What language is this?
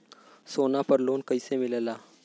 Bhojpuri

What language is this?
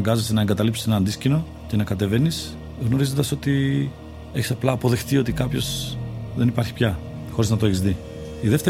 Greek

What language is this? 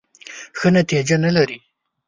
Pashto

